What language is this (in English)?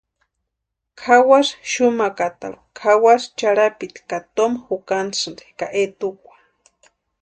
Western Highland Purepecha